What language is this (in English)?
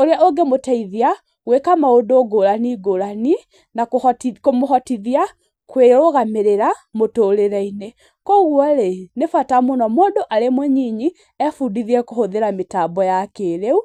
Kikuyu